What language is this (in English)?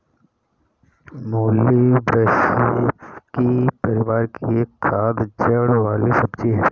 Hindi